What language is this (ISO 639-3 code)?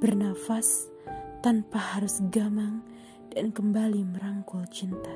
ind